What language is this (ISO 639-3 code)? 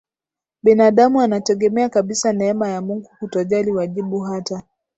swa